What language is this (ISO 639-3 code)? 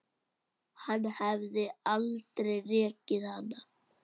isl